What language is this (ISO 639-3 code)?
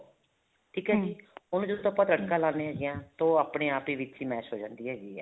pan